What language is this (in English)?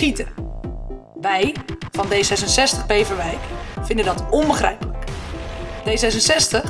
Dutch